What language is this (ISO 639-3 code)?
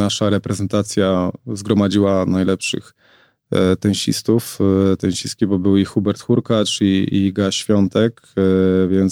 pol